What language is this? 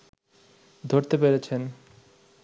Bangla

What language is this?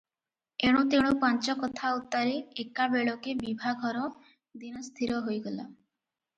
Odia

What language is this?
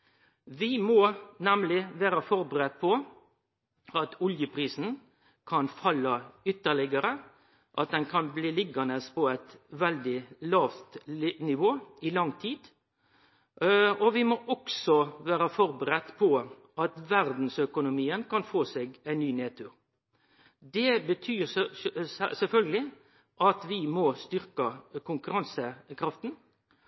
Norwegian Nynorsk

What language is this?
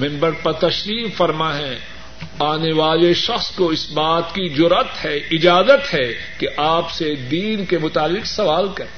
Urdu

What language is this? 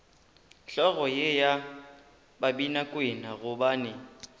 Northern Sotho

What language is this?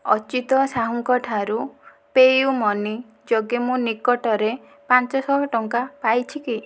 Odia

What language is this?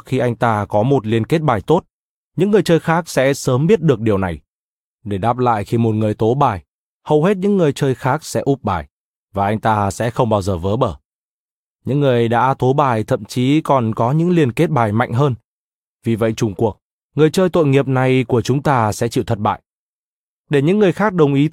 Vietnamese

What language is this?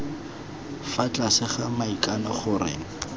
Tswana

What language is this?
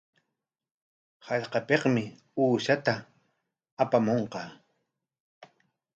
Corongo Ancash Quechua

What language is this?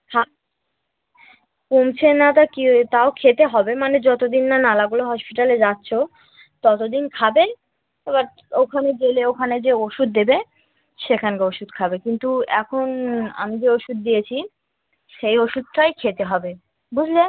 Bangla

